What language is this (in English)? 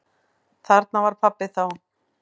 Icelandic